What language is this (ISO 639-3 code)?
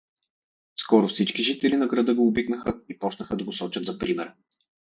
bul